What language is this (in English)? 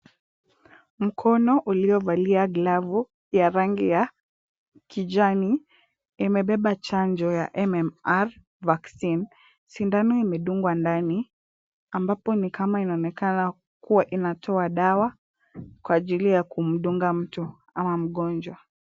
Swahili